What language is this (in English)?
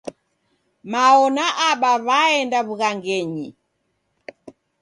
Taita